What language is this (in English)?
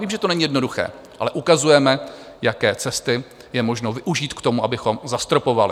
Czech